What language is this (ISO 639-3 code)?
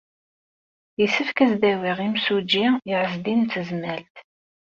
kab